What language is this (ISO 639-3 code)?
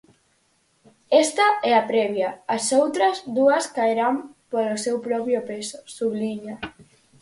glg